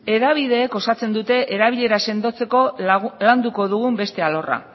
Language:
Basque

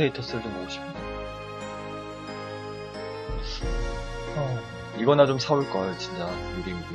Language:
Korean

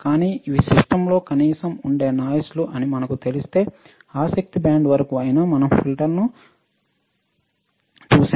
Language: Telugu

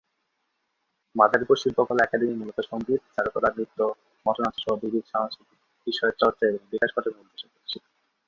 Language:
Bangla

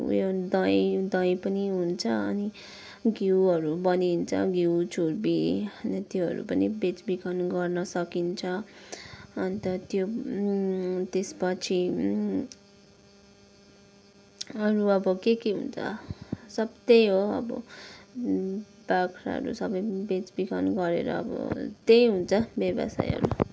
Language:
Nepali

